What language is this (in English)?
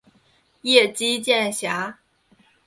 Chinese